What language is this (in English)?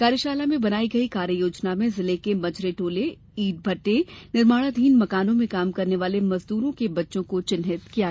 Hindi